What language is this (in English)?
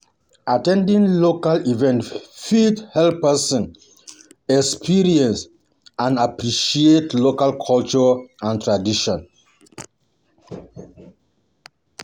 Nigerian Pidgin